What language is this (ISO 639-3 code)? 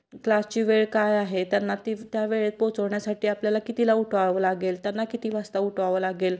mar